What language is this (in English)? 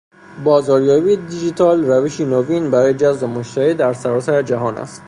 Persian